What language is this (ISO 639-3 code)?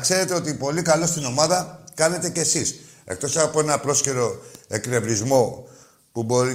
ell